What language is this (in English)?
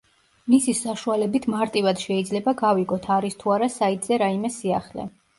Georgian